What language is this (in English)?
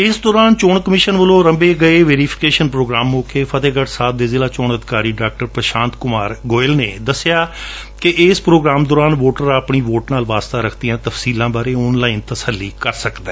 Punjabi